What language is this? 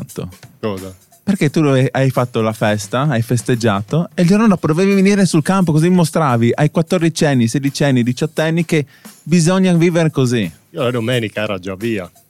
Italian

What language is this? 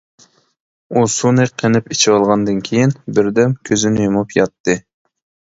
Uyghur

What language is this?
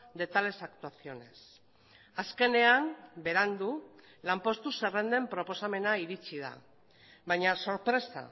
Basque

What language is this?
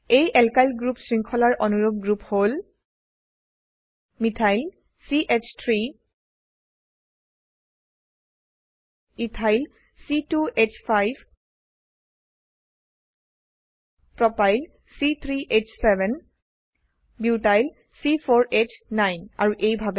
Assamese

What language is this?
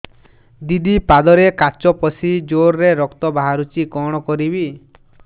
Odia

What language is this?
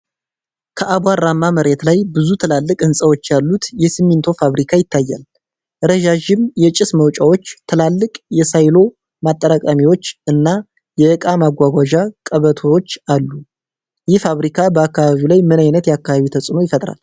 Amharic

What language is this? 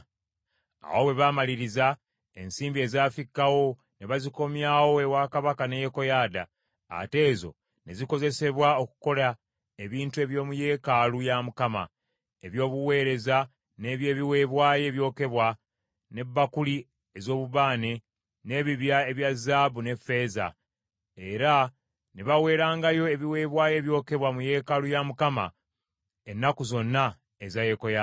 Ganda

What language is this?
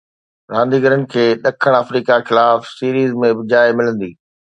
Sindhi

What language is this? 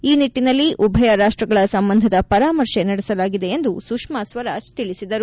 Kannada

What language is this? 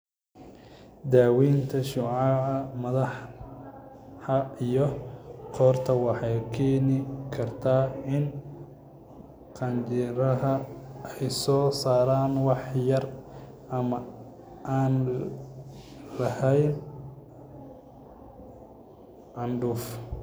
Somali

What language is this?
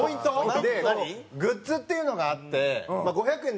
Japanese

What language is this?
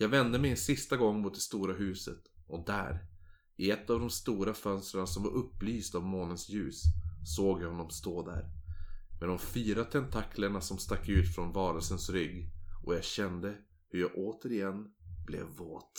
Swedish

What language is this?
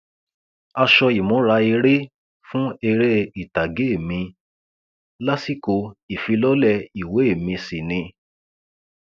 Yoruba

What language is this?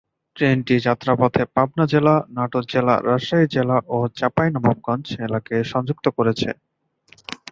Bangla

